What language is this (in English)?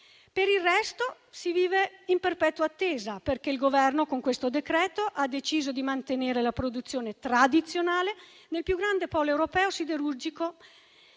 Italian